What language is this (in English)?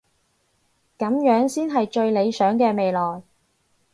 Cantonese